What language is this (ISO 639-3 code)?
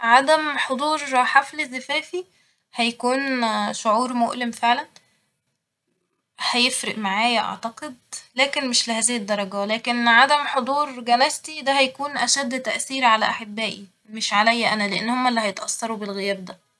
arz